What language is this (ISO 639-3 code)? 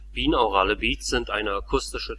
deu